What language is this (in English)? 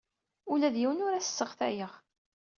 Kabyle